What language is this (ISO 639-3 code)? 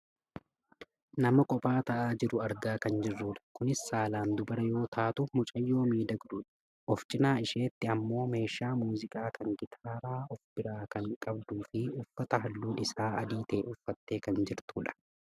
orm